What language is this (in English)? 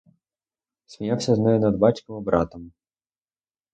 Ukrainian